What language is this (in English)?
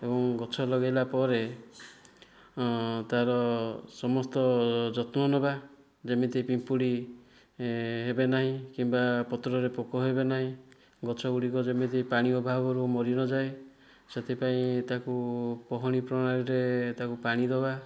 Odia